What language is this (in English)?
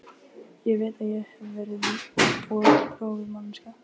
Icelandic